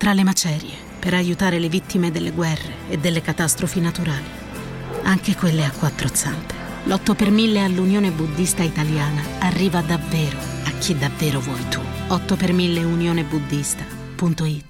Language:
Italian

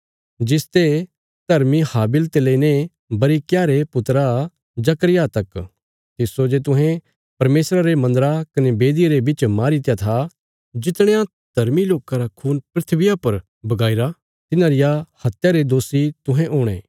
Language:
Bilaspuri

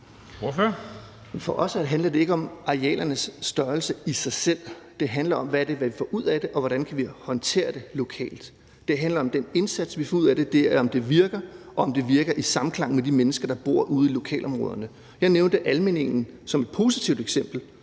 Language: Danish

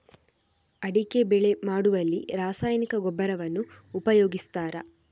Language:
Kannada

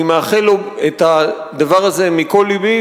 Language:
Hebrew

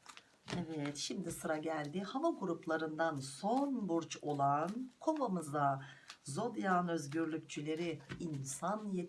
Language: Turkish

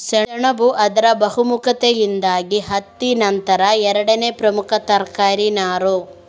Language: Kannada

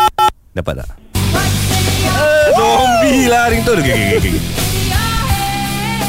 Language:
Malay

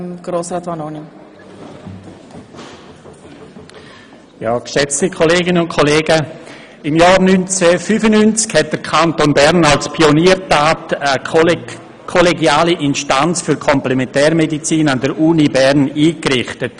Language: Swiss German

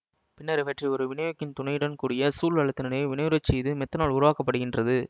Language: Tamil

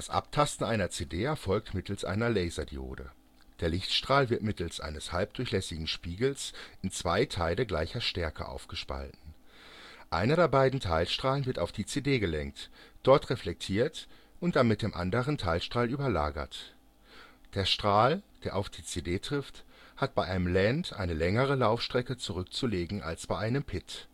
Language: German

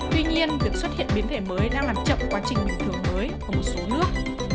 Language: Vietnamese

